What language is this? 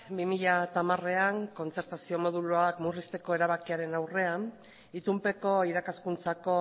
Basque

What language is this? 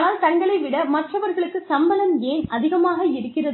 Tamil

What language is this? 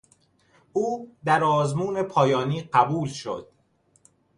Persian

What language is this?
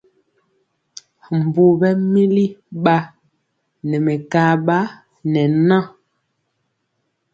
Mpiemo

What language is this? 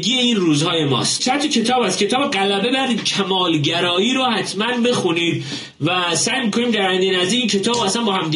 Persian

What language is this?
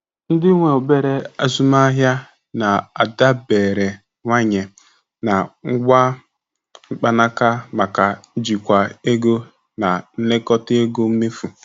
Igbo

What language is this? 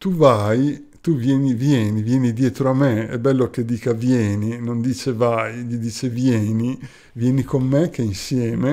Italian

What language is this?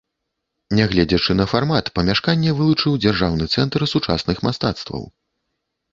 Belarusian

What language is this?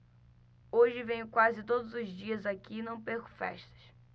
Portuguese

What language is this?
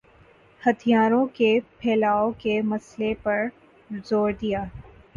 Urdu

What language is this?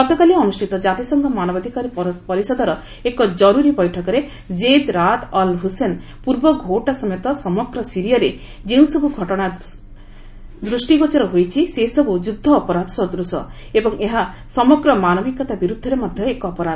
Odia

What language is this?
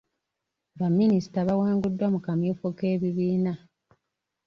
Ganda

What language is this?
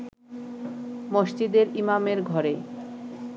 Bangla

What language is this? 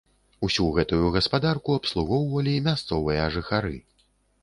Belarusian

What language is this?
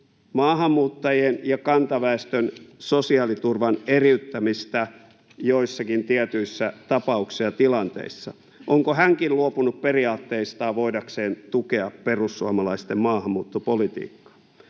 Finnish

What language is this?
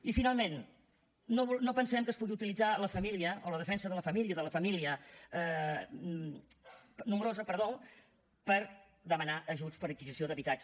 Catalan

